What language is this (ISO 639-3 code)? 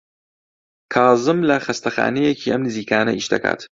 ckb